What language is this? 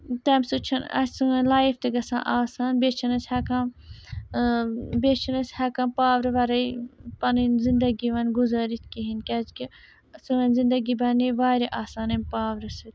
Kashmiri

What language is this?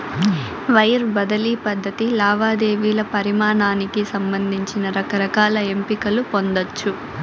Telugu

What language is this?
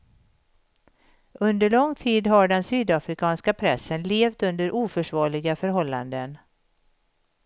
Swedish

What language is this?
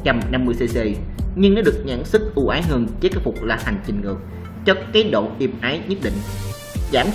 Vietnamese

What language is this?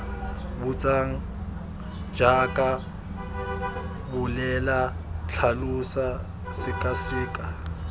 Tswana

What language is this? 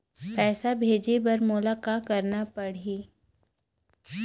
Chhattisgarhi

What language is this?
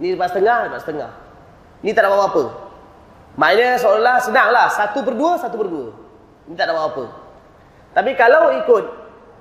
Malay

